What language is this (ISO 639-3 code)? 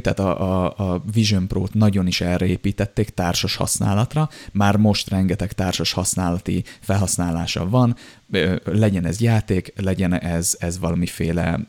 hun